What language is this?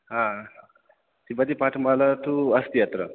Sanskrit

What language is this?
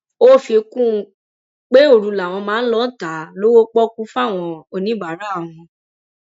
Yoruba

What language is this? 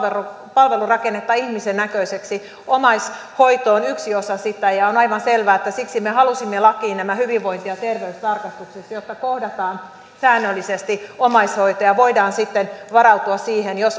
Finnish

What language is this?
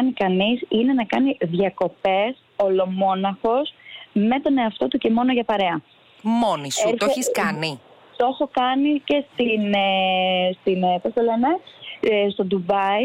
Greek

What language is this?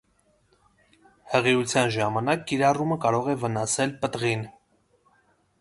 Armenian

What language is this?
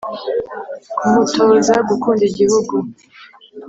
Kinyarwanda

